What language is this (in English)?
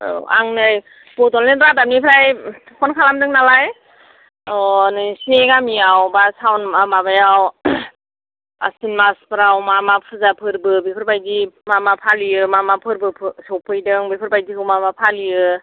Bodo